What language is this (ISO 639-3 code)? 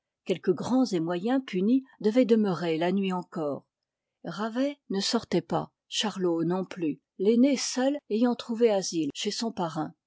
fra